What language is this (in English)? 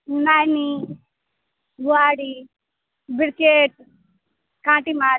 Maithili